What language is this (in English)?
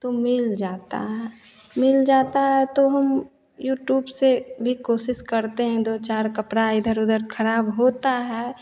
Hindi